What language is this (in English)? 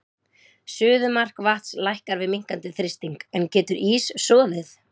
Icelandic